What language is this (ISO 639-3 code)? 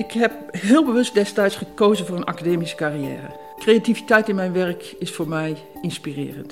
nld